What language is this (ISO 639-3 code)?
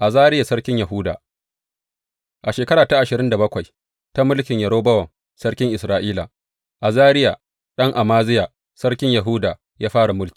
hau